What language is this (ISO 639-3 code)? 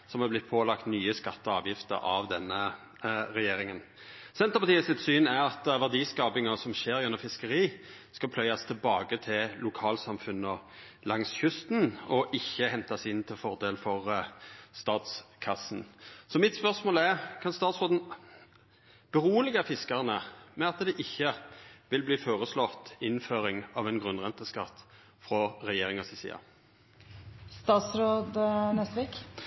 nno